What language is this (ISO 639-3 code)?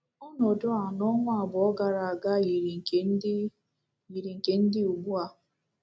ibo